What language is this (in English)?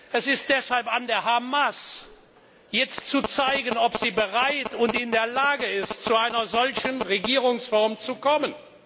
German